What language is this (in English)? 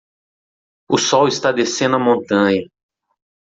Portuguese